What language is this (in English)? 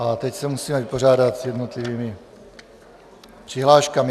Czech